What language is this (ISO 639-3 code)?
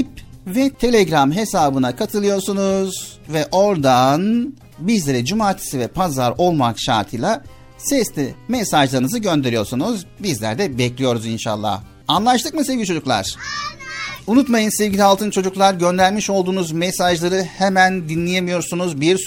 tur